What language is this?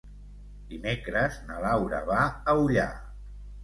Catalan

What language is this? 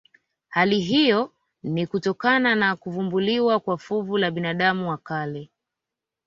Swahili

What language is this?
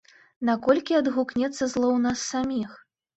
Belarusian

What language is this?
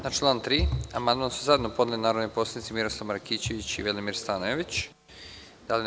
Serbian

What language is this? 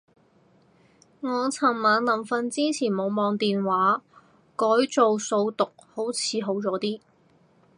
Cantonese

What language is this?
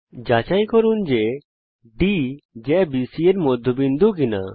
Bangla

